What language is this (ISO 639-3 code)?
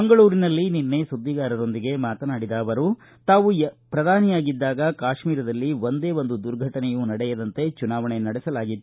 kan